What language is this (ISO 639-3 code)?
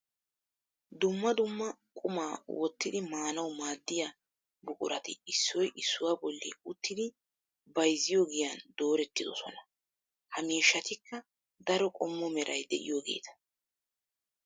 wal